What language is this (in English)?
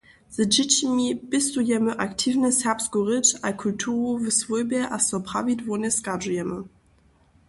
Upper Sorbian